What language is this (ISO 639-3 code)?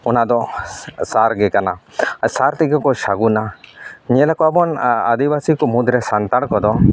sat